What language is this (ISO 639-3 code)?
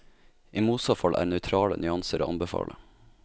nor